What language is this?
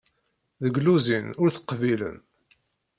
Kabyle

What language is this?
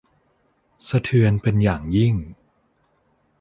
Thai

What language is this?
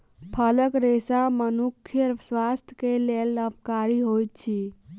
Maithili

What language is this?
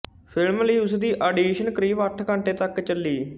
Punjabi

